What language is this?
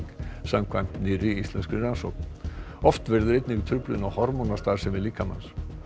Icelandic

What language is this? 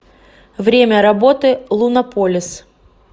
Russian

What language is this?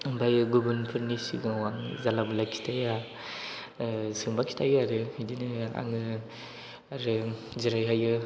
Bodo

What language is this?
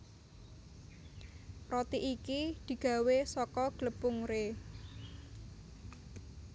Javanese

